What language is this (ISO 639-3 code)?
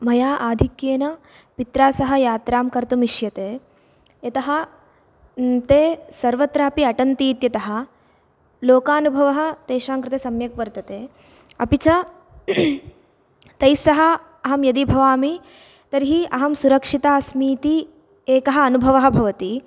san